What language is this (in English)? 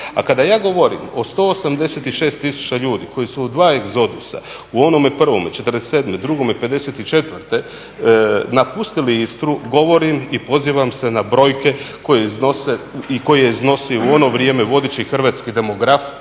Croatian